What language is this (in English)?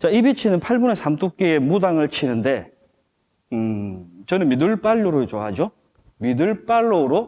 Korean